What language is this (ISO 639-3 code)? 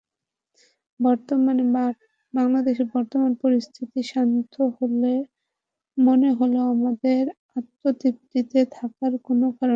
ben